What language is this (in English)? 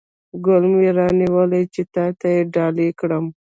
Pashto